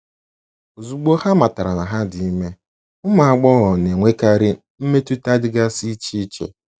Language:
Igbo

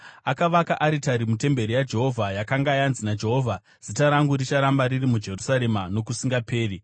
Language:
Shona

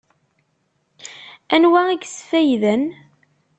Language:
Kabyle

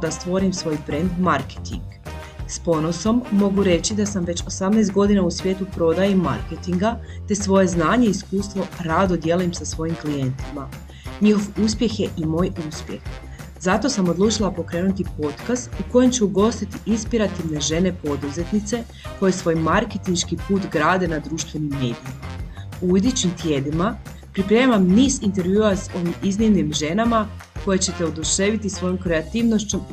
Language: Croatian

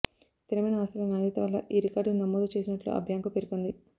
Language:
Telugu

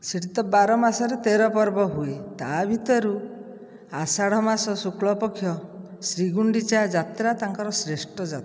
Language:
Odia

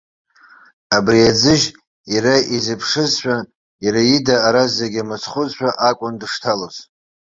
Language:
Abkhazian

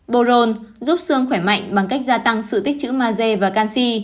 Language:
Vietnamese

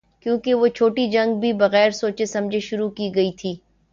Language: Urdu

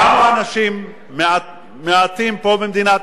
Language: Hebrew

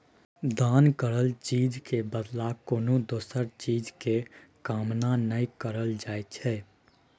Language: Maithili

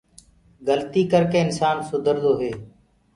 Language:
Gurgula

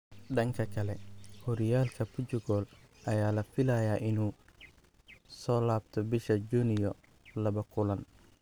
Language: Somali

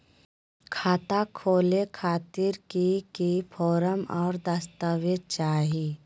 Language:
Magahi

